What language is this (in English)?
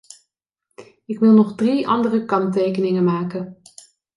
Dutch